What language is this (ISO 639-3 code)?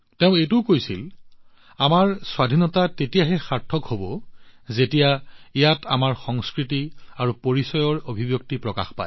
asm